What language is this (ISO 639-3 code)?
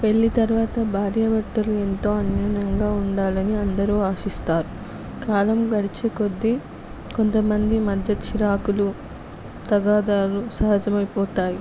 tel